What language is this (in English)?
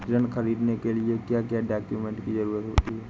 Hindi